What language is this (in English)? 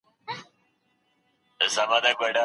Pashto